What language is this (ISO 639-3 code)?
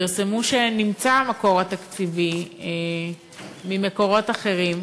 heb